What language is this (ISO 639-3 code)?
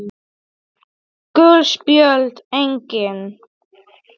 isl